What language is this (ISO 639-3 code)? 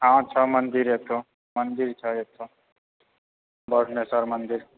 mai